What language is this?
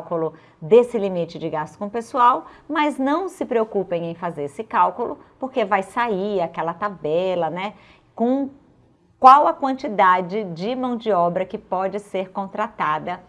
Portuguese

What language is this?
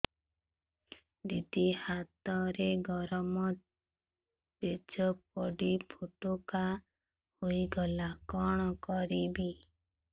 Odia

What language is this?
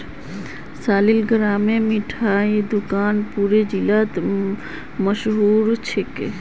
Magahi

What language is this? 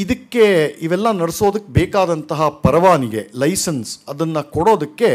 Kannada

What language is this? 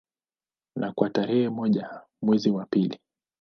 Swahili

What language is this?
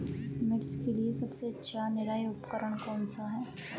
Hindi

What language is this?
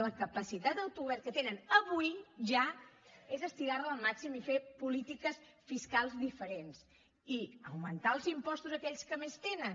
Catalan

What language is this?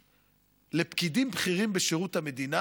Hebrew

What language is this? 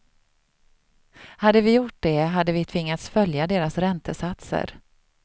Swedish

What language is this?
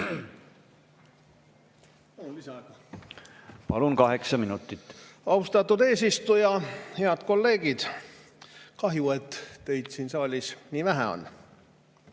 Estonian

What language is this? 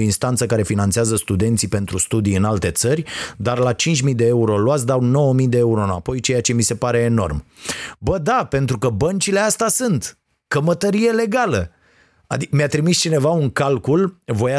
Romanian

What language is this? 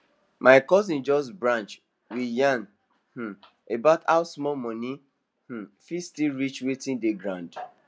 Nigerian Pidgin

